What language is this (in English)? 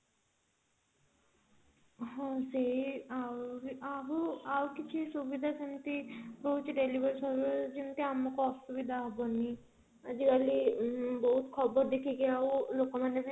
Odia